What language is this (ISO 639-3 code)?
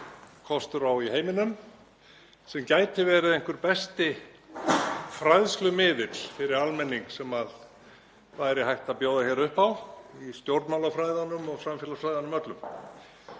isl